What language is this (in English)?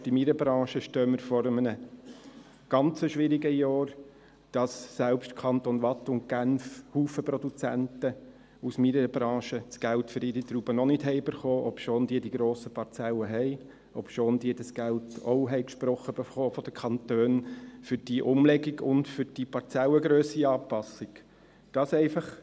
Swiss German